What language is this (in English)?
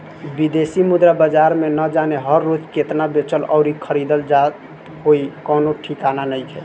Bhojpuri